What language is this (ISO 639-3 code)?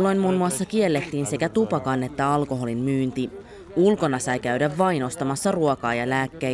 fin